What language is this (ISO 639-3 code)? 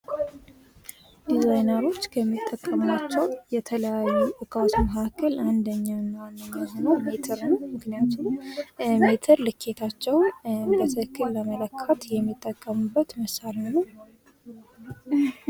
amh